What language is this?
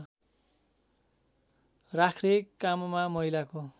Nepali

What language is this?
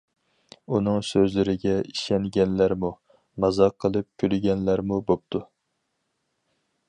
Uyghur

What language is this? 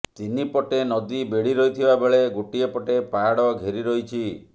Odia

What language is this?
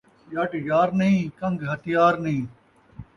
Saraiki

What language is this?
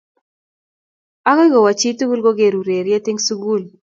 Kalenjin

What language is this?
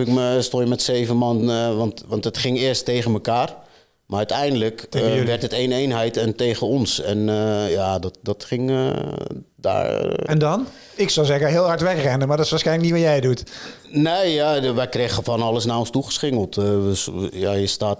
Dutch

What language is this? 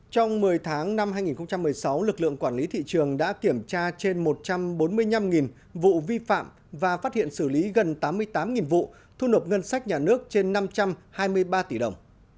Vietnamese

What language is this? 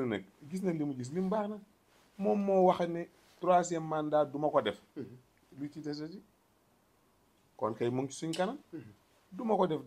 Arabic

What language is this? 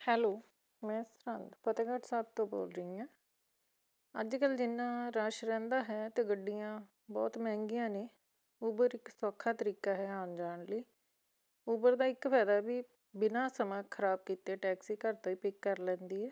Punjabi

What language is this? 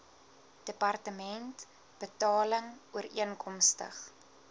Afrikaans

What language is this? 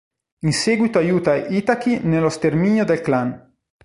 Italian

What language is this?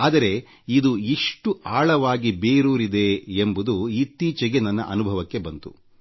Kannada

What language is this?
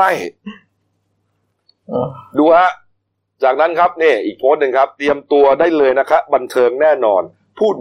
Thai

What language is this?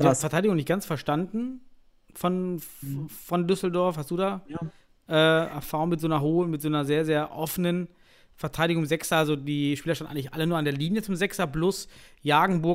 German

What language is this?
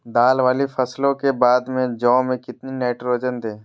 Magahi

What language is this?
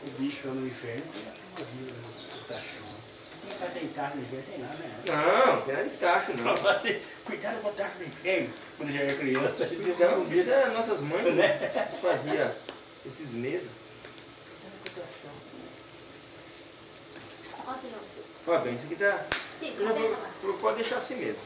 Portuguese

